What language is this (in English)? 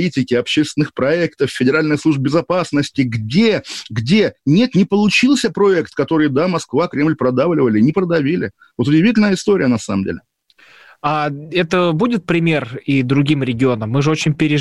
Russian